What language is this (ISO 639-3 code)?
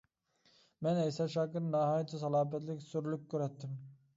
uig